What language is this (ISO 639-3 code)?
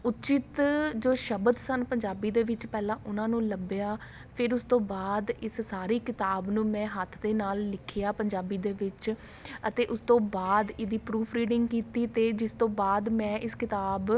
pan